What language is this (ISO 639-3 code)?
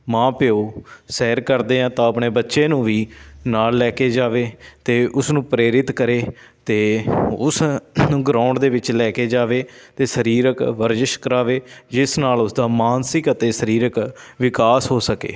pan